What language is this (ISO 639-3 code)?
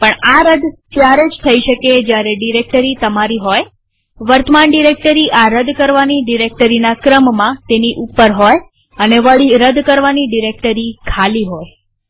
guj